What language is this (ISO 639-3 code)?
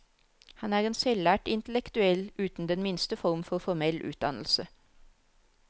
nor